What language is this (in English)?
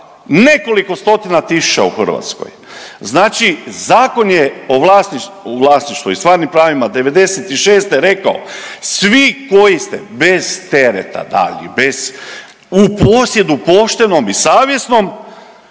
Croatian